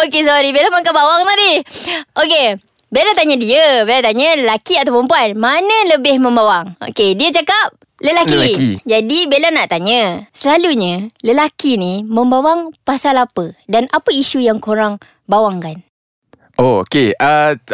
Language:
Malay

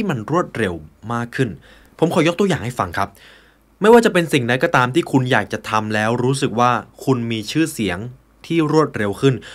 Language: Thai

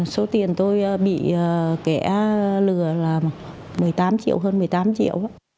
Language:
Vietnamese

